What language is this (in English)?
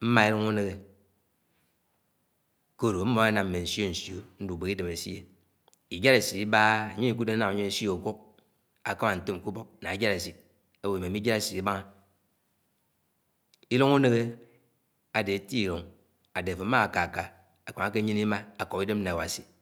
Anaang